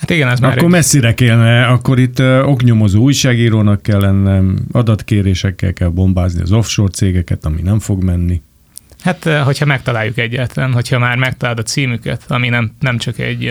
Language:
Hungarian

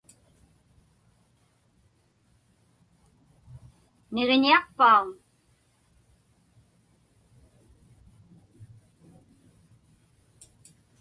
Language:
Inupiaq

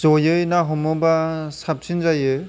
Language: Bodo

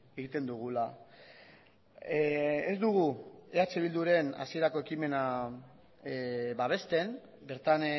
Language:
Basque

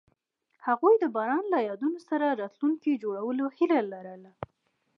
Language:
Pashto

